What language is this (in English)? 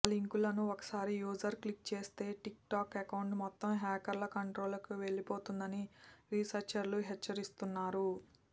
Telugu